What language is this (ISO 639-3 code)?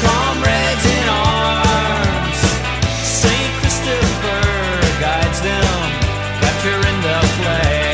tur